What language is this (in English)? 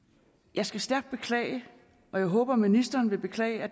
Danish